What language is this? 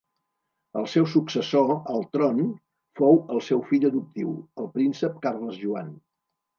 Catalan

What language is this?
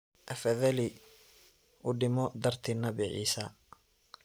Somali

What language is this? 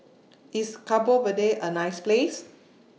English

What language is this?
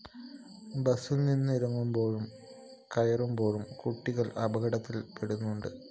Malayalam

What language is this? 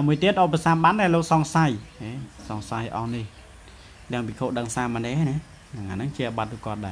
Thai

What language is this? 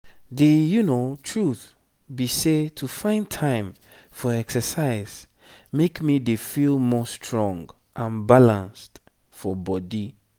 Nigerian Pidgin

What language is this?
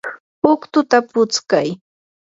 Yanahuanca Pasco Quechua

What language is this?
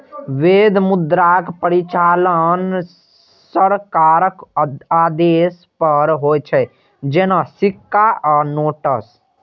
Maithili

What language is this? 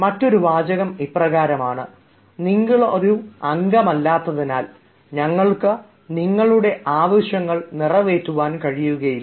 Malayalam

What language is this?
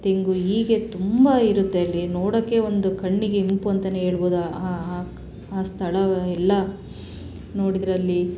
Kannada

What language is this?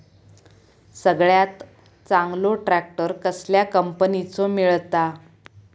Marathi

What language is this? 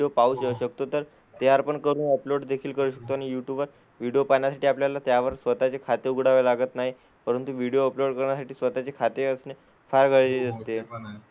Marathi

